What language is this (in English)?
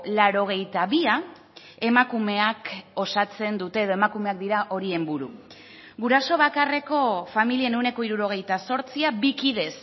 Basque